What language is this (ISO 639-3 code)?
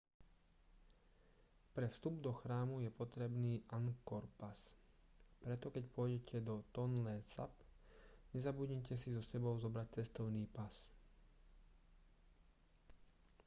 slk